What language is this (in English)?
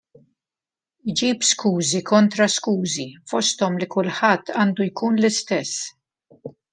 Maltese